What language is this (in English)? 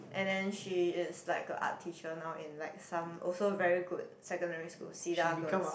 English